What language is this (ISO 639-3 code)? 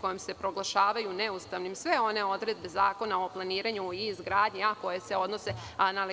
srp